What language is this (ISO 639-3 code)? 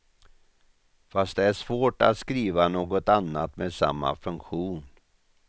swe